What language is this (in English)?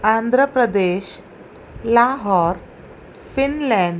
Sindhi